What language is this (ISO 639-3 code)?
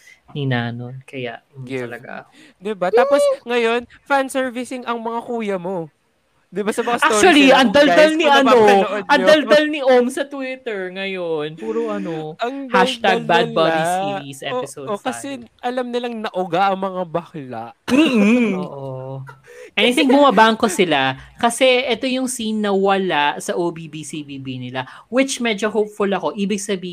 fil